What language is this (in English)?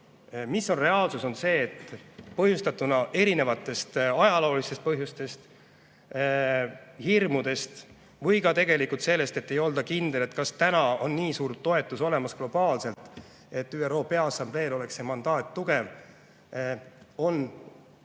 Estonian